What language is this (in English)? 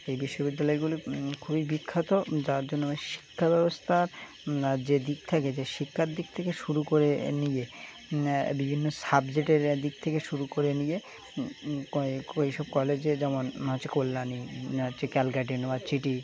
Bangla